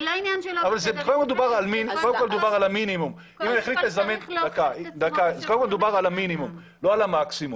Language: Hebrew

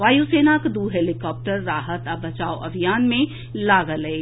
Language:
Maithili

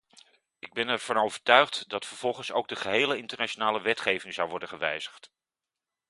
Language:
Dutch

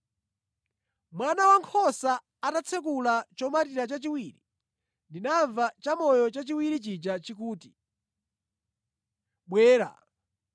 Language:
Nyanja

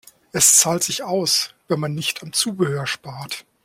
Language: German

